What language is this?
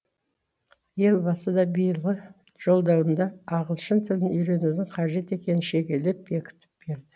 Kazakh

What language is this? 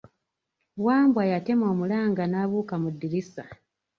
Ganda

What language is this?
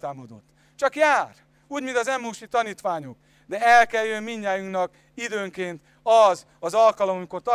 Hungarian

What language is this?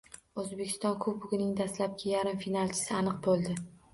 Uzbek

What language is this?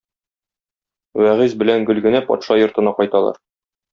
Tatar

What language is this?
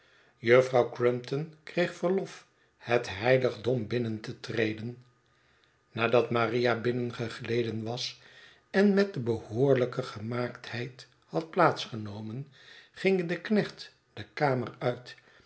Dutch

